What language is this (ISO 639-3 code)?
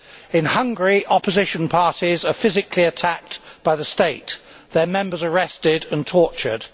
eng